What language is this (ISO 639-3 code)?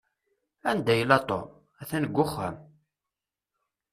kab